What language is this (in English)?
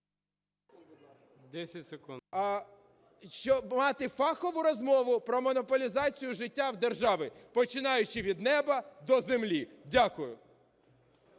Ukrainian